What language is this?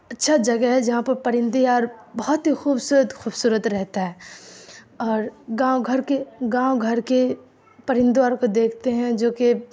Urdu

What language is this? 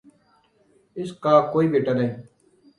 Urdu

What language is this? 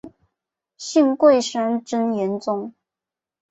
Chinese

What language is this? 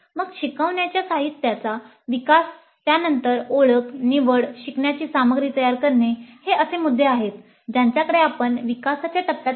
Marathi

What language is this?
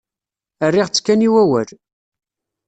Kabyle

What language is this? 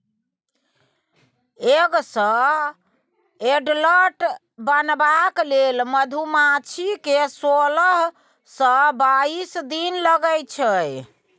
Maithili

